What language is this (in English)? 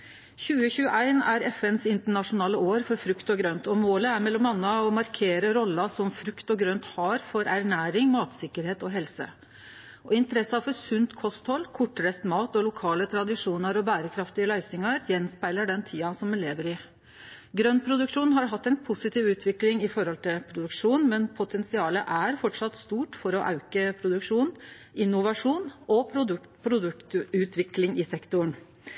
Norwegian Nynorsk